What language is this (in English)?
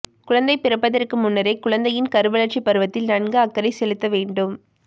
Tamil